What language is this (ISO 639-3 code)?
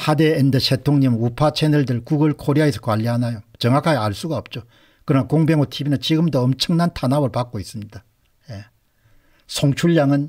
kor